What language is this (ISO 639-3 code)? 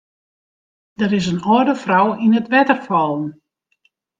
fry